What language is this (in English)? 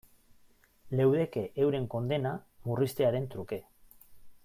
Basque